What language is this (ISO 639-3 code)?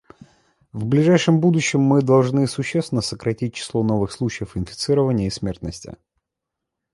rus